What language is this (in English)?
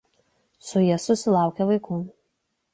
Lithuanian